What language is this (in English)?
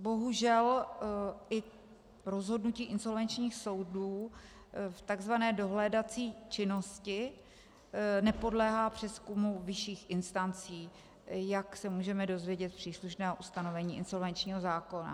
Czech